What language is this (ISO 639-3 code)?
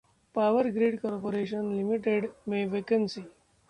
hin